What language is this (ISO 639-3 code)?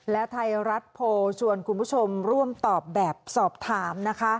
tha